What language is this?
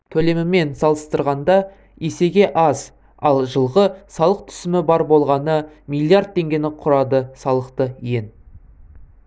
Kazakh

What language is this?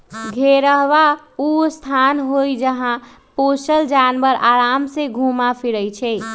Magahi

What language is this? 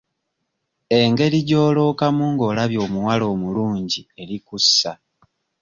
Ganda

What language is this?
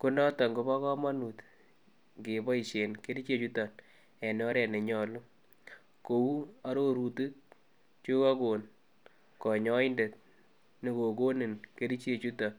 Kalenjin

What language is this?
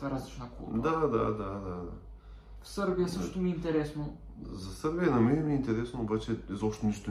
Bulgarian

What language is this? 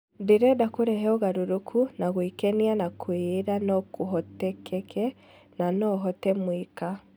Kikuyu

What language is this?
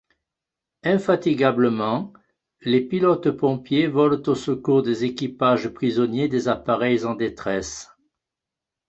French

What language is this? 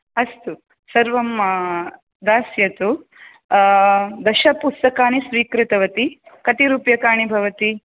Sanskrit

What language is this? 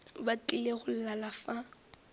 Northern Sotho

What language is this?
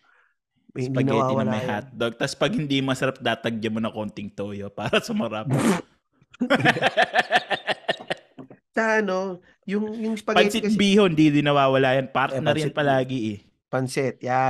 Filipino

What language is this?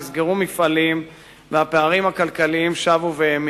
Hebrew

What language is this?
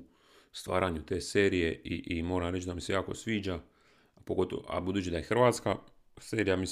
Croatian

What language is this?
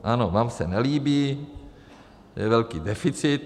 Czech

